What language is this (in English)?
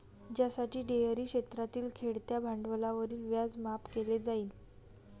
Marathi